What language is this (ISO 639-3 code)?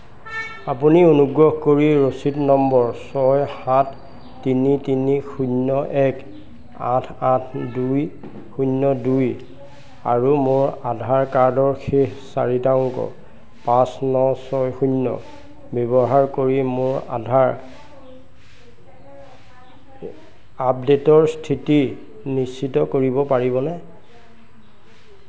asm